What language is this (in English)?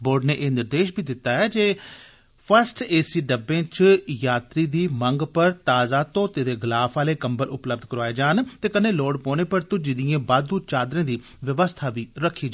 Dogri